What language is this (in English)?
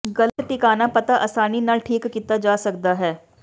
Punjabi